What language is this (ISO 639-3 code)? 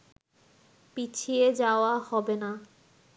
ben